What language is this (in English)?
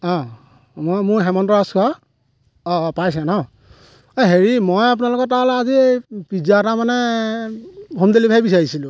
Assamese